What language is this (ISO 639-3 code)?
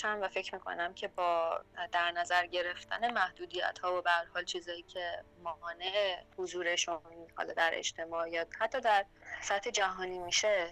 fas